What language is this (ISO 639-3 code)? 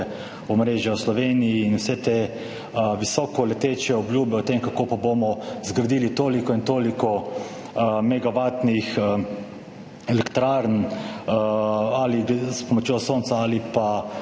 slv